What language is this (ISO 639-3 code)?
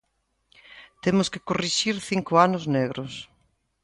glg